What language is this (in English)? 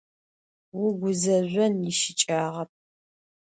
Adyghe